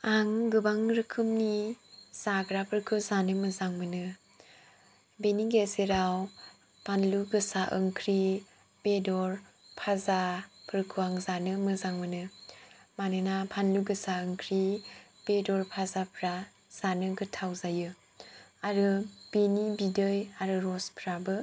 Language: Bodo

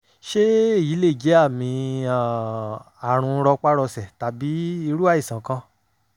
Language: Yoruba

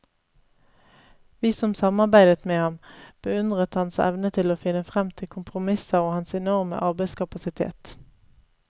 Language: Norwegian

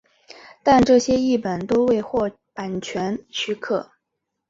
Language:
Chinese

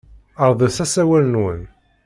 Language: Kabyle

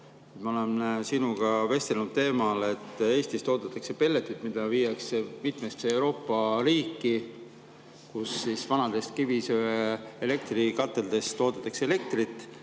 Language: Estonian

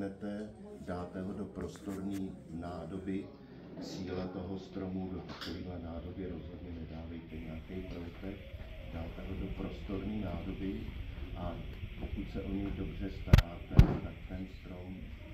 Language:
Czech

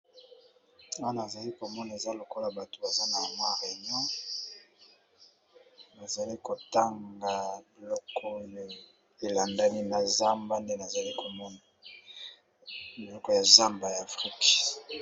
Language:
Lingala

